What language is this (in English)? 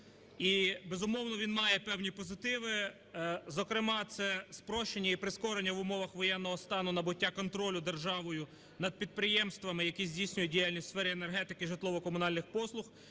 Ukrainian